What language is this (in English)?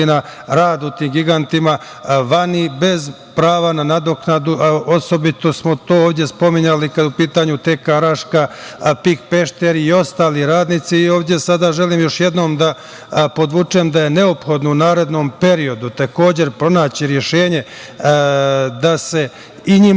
Serbian